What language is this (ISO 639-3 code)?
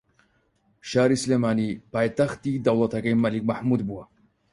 ckb